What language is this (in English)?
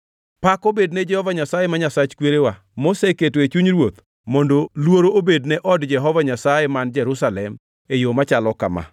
Luo (Kenya and Tanzania)